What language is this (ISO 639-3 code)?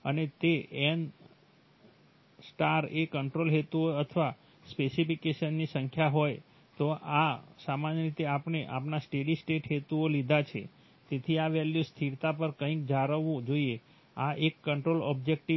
guj